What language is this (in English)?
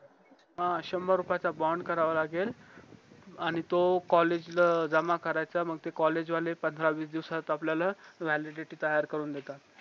Marathi